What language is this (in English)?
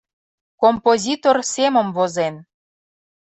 Mari